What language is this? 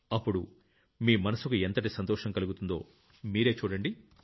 Telugu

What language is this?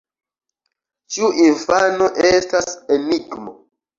Esperanto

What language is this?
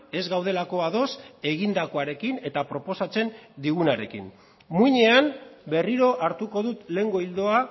Basque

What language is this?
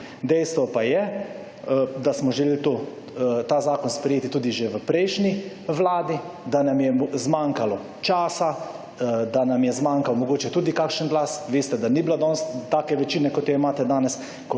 Slovenian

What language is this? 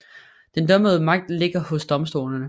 Danish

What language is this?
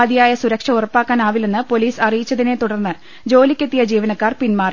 Malayalam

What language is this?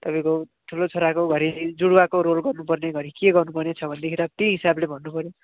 Nepali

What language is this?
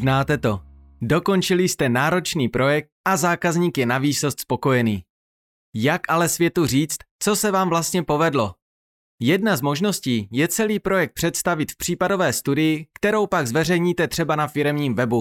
Czech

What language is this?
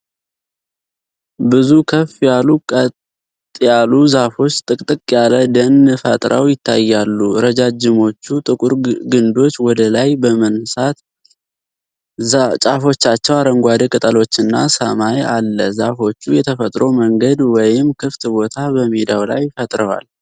Amharic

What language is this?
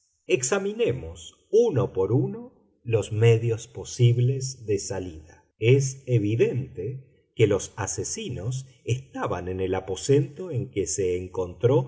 Spanish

